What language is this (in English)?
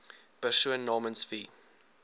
Afrikaans